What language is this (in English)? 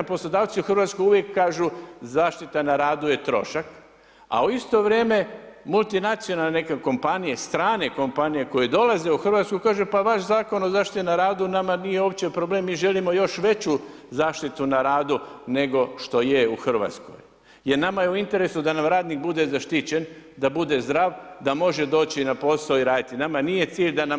Croatian